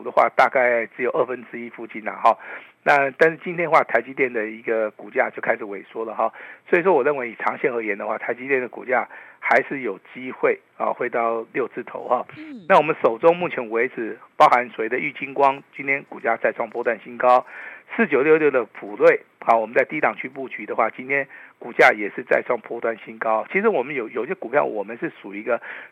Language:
Chinese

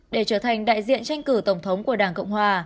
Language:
Vietnamese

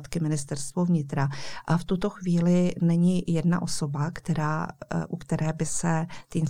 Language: Czech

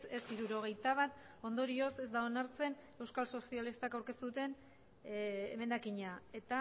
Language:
Basque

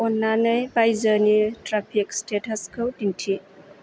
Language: Bodo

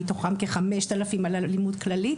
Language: Hebrew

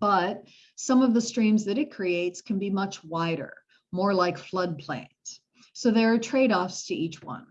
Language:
English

